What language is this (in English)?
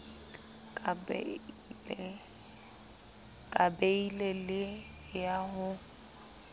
Southern Sotho